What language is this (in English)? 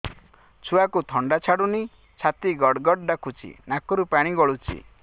Odia